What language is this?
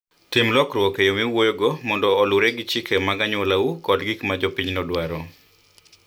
Luo (Kenya and Tanzania)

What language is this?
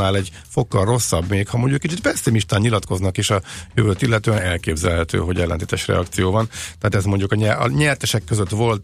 Hungarian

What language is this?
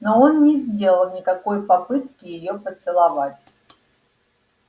Russian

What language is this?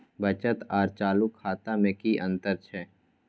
Maithili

